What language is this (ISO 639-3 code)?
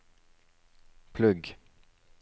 nor